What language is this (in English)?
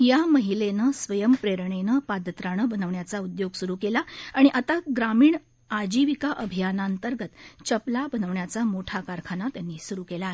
Marathi